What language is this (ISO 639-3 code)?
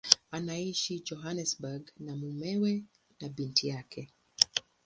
swa